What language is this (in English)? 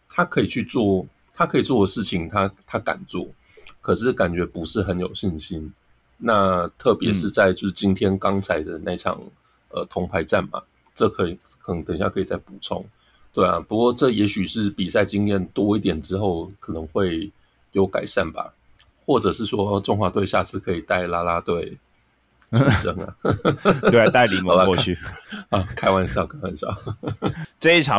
Chinese